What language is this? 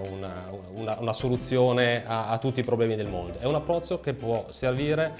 Italian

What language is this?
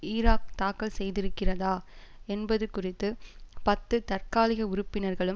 Tamil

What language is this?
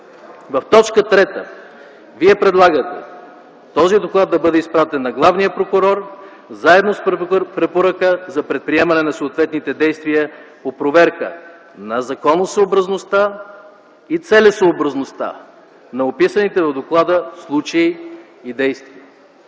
Bulgarian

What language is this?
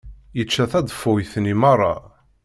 Kabyle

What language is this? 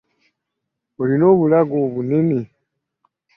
Ganda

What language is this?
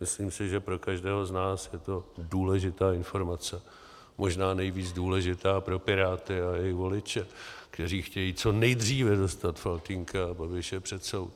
Czech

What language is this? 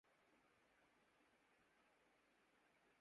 Urdu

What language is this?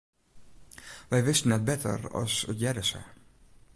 Western Frisian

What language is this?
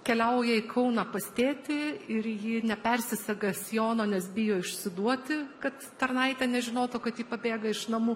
Lithuanian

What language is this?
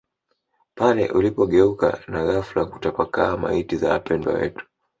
Swahili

